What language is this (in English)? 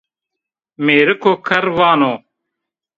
Zaza